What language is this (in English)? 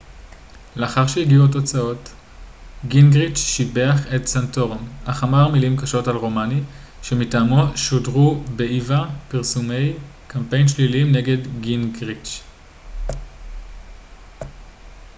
Hebrew